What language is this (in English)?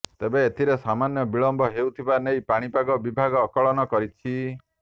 Odia